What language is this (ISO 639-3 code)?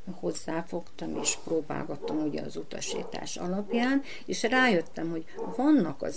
hun